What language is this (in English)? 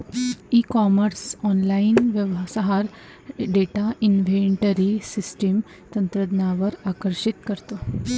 Marathi